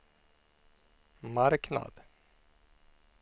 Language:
Swedish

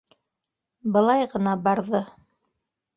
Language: Bashkir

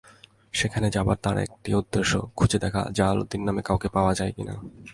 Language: Bangla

